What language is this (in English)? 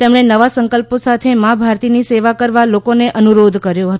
Gujarati